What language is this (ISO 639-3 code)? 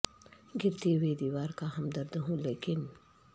urd